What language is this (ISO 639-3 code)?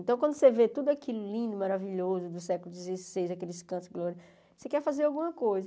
por